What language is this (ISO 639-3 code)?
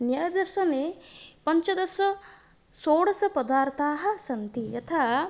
san